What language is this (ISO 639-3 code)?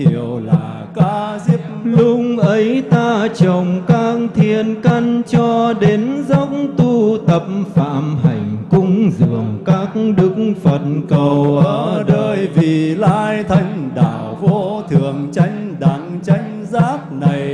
vie